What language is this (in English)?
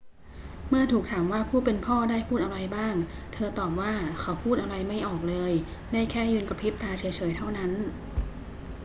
Thai